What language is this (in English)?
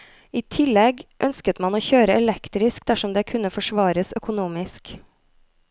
Norwegian